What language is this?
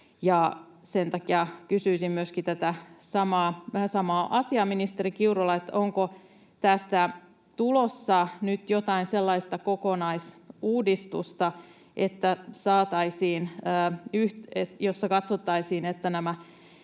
Finnish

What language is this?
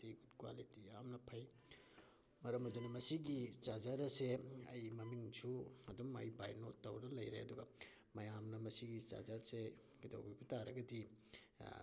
Manipuri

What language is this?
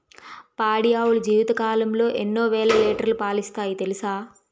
Telugu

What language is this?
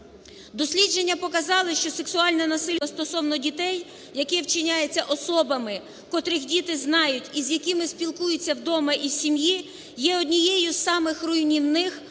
Ukrainian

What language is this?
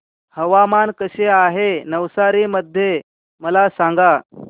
Marathi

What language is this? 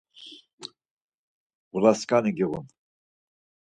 Laz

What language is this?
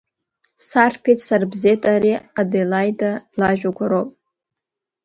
Abkhazian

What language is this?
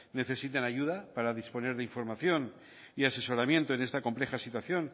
Spanish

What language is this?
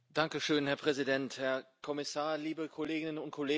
German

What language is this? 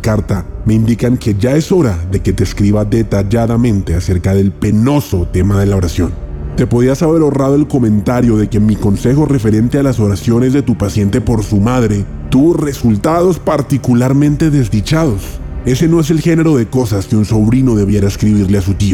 Spanish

